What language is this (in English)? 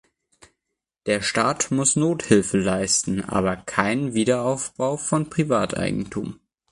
German